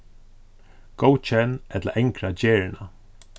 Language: Faroese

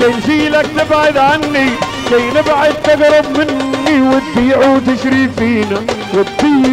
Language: Arabic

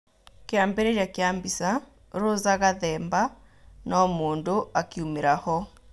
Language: Kikuyu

